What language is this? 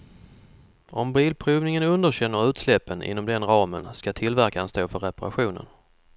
Swedish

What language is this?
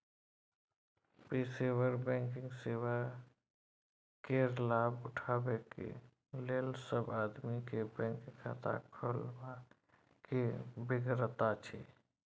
Maithili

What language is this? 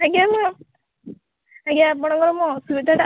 Odia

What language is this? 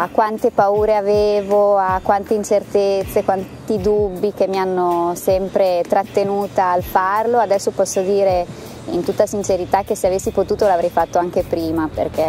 Italian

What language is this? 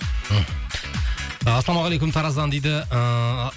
Kazakh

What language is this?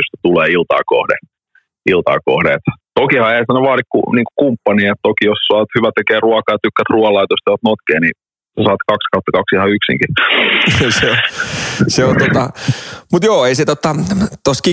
Finnish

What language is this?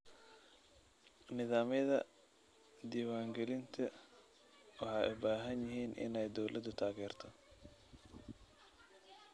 Somali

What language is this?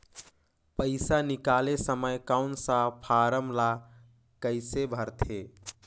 Chhattisgarhi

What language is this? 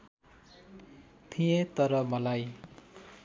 Nepali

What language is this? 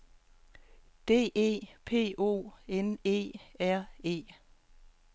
Danish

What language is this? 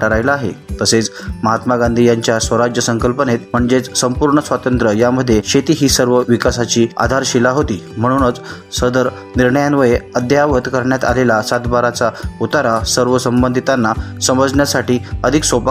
Marathi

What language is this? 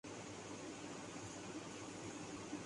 Urdu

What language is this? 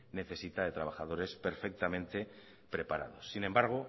Spanish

